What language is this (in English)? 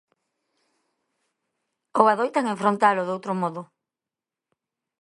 Galician